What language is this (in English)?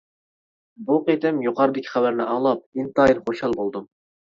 Uyghur